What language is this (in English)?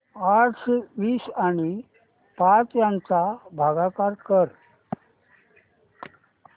Marathi